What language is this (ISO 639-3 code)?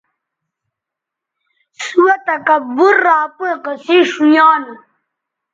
btv